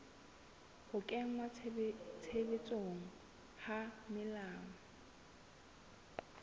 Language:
Southern Sotho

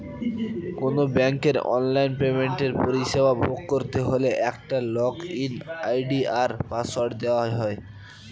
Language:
Bangla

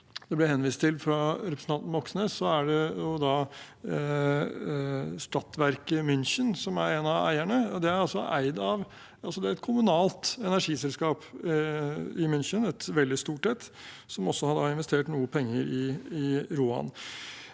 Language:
Norwegian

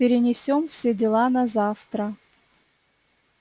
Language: Russian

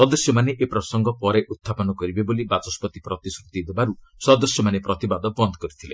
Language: Odia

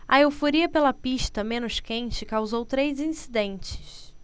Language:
Portuguese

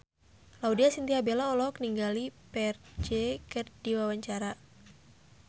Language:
Sundanese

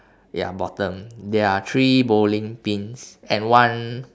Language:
English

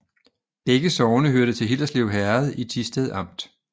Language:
Danish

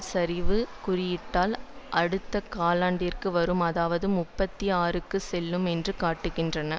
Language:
Tamil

